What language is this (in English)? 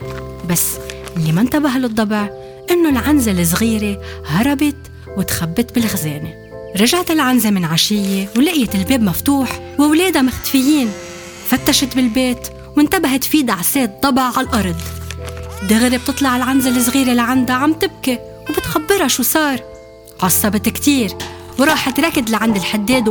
Arabic